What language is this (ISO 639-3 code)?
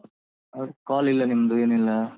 kan